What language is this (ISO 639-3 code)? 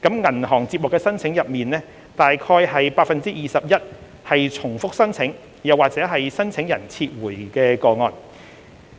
yue